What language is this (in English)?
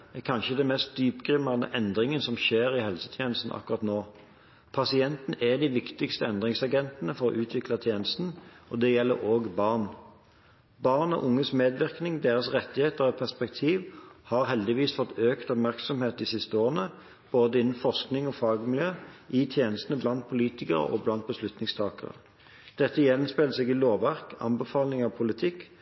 Norwegian Bokmål